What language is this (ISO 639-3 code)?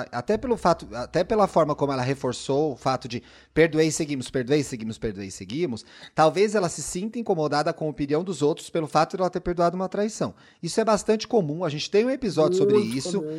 por